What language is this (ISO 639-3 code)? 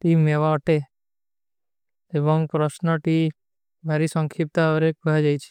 uki